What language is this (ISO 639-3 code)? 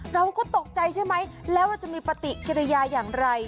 tha